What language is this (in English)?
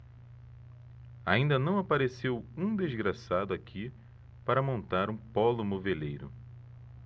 Portuguese